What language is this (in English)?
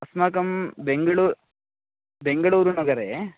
Sanskrit